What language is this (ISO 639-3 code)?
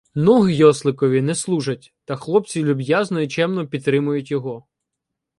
ukr